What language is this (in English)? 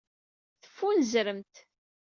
Kabyle